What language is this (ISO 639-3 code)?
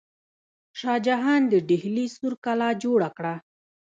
pus